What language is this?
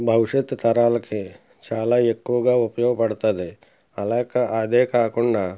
Telugu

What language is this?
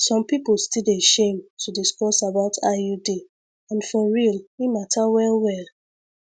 Nigerian Pidgin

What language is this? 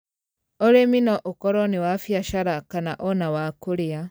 Kikuyu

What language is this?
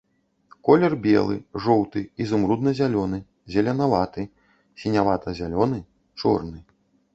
Belarusian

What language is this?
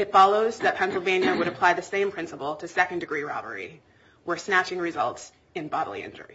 English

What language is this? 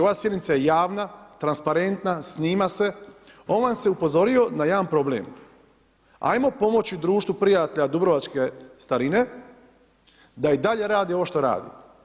Croatian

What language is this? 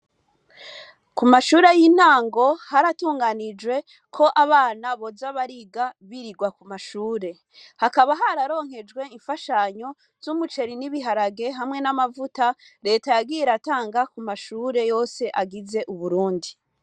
Rundi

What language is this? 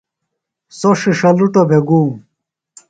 Phalura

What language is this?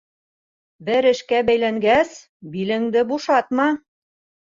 Bashkir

